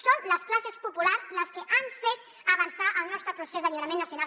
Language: Catalan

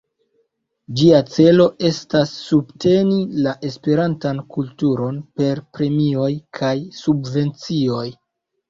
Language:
Esperanto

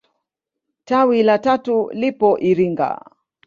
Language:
Swahili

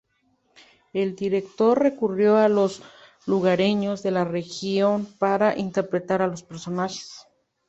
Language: Spanish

